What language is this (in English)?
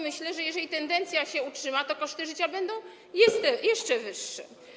Polish